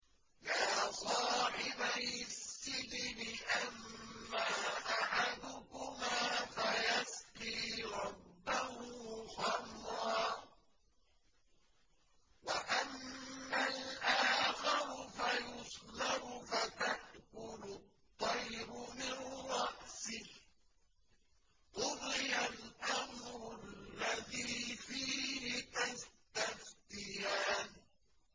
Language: Arabic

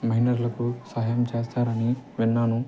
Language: Telugu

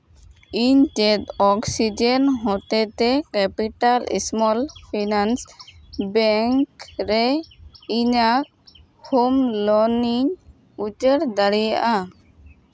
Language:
Santali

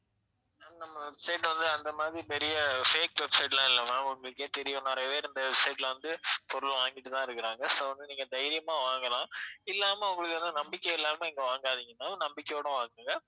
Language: Tamil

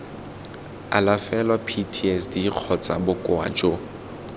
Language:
Tswana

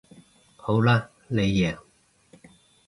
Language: Cantonese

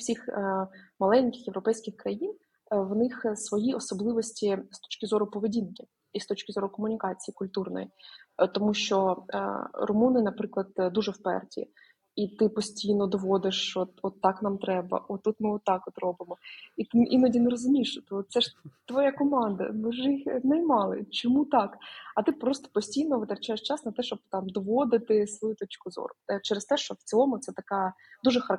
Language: Ukrainian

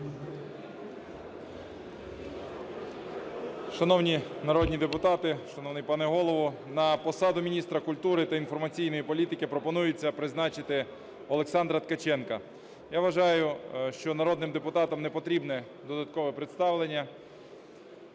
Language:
Ukrainian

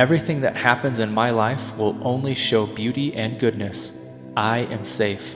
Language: English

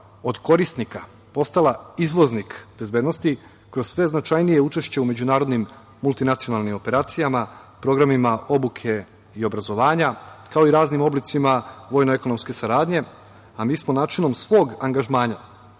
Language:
Serbian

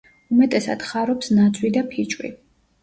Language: Georgian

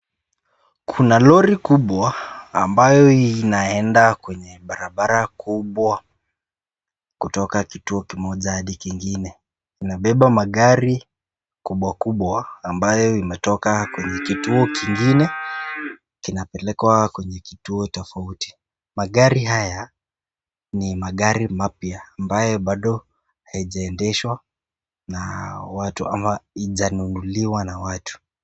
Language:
Swahili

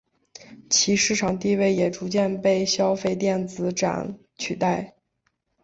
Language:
Chinese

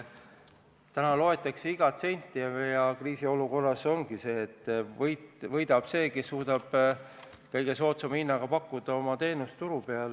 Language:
Estonian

